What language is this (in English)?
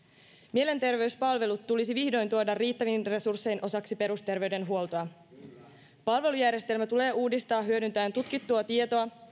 Finnish